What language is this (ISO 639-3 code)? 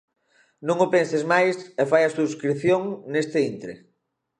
glg